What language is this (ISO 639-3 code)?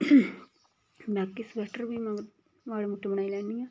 doi